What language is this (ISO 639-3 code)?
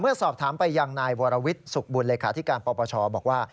tha